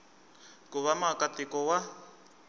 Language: Tsonga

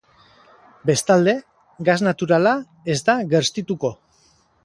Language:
Basque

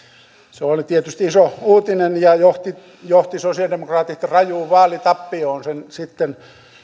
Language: Finnish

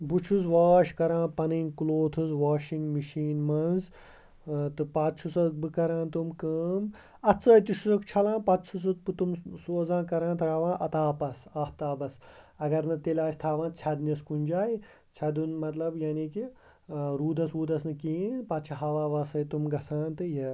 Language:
Kashmiri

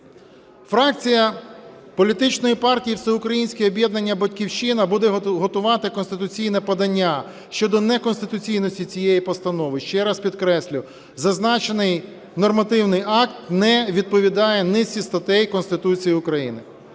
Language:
Ukrainian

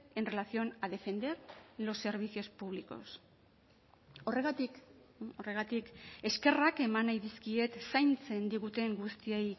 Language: Basque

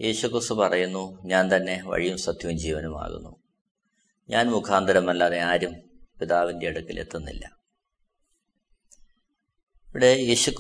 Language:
Malayalam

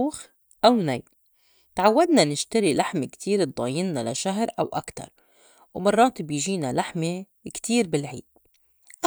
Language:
North Levantine Arabic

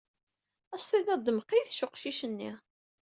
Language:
Kabyle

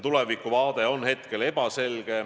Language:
Estonian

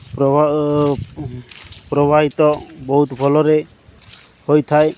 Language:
Odia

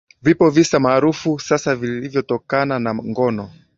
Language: Swahili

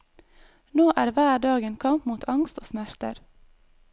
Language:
Norwegian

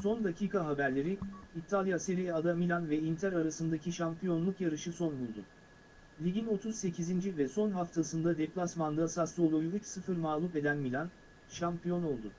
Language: Turkish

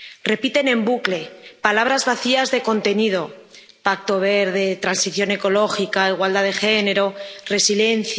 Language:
Spanish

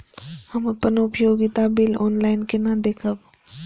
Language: Maithili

